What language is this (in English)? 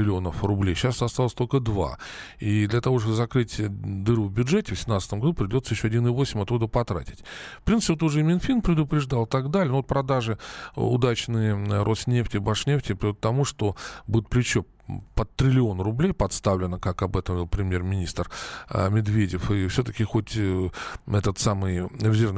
Russian